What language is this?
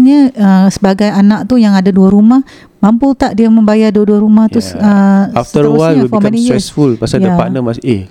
Malay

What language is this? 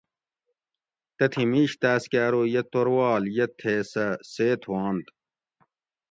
Gawri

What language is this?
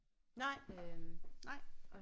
Danish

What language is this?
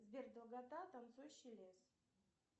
Russian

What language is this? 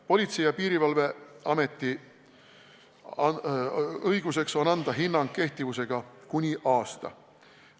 Estonian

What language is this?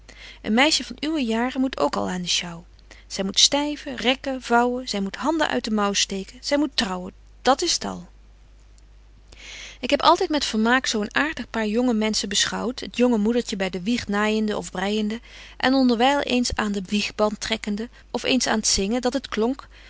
Dutch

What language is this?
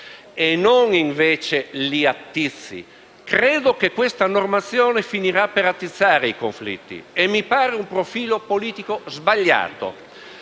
Italian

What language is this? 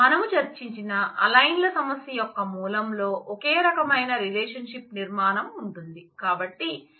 Telugu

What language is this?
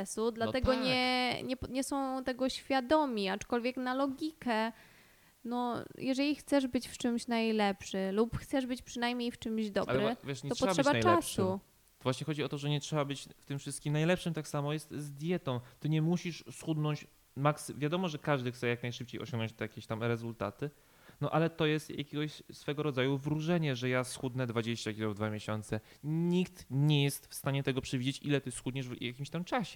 Polish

